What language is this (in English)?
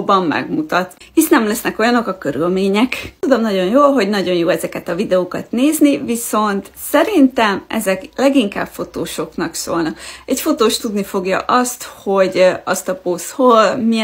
Hungarian